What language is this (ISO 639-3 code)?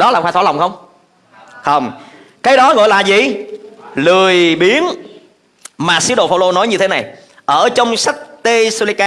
vie